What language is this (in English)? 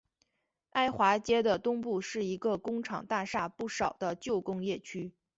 Chinese